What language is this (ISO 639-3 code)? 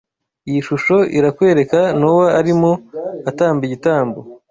kin